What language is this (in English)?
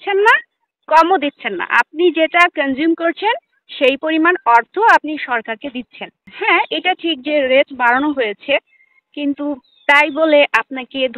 Arabic